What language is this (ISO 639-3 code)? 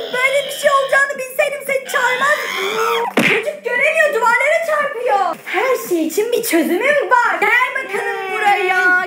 tur